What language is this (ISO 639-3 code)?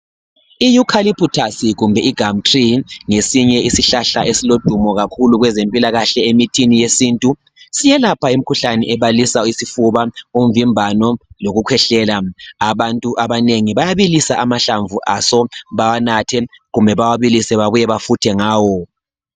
nde